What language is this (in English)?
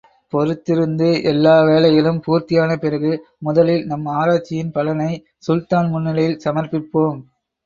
Tamil